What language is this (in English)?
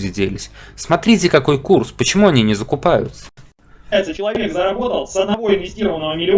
Russian